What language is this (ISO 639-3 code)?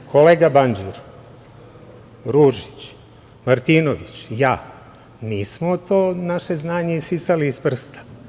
srp